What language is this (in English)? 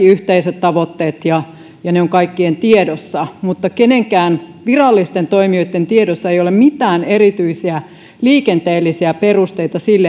Finnish